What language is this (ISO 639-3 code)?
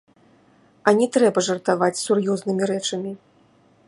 bel